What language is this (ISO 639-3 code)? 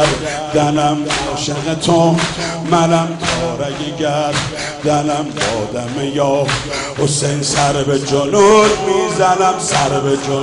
fas